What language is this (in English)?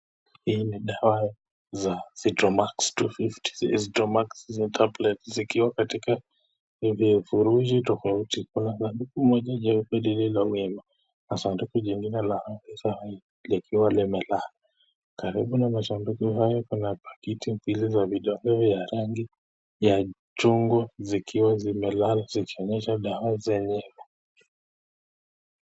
Swahili